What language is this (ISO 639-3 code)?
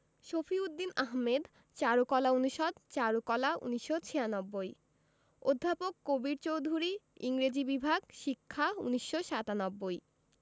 ben